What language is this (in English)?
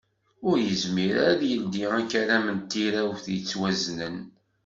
Kabyle